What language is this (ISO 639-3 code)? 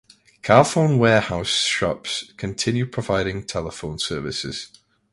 eng